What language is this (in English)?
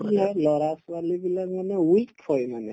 Assamese